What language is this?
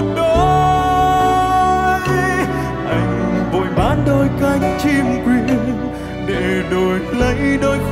Vietnamese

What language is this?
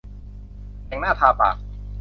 Thai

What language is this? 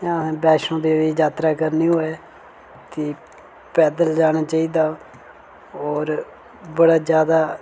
Dogri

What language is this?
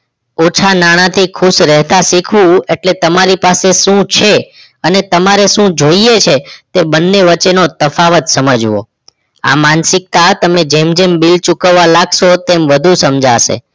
Gujarati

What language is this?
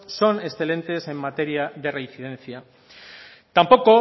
Spanish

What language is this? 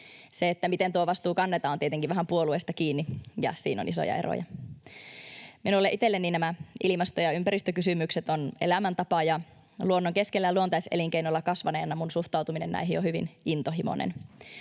Finnish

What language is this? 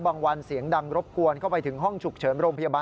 Thai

